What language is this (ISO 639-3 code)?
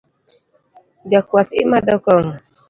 luo